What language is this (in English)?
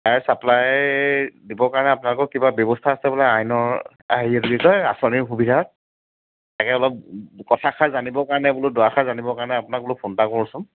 Assamese